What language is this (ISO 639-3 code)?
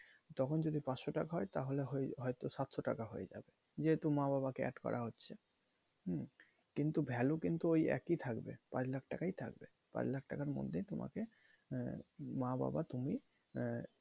ben